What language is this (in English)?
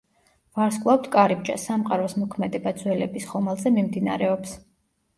Georgian